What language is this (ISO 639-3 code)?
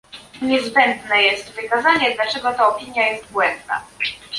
pol